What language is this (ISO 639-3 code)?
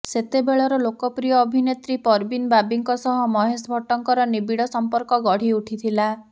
ori